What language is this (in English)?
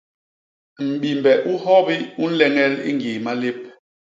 Basaa